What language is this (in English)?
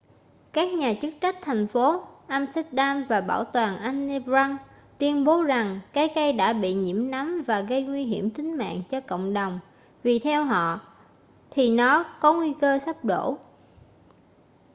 Vietnamese